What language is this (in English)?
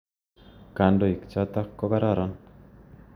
Kalenjin